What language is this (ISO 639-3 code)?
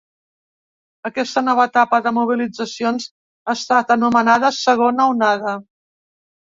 cat